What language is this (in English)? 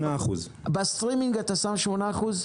Hebrew